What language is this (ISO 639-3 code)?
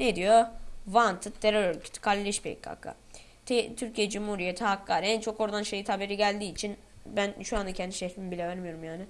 tur